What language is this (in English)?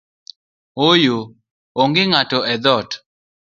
Luo (Kenya and Tanzania)